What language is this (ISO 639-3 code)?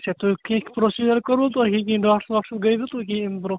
kas